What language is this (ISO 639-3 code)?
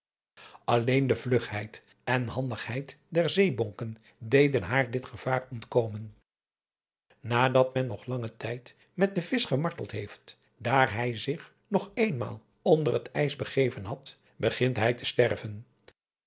nld